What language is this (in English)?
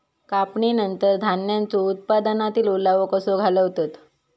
Marathi